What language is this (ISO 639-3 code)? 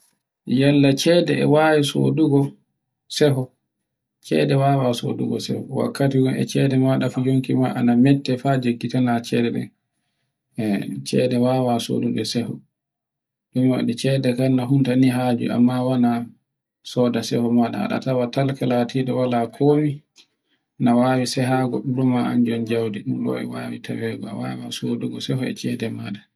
fue